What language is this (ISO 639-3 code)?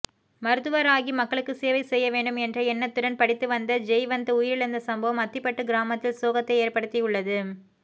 tam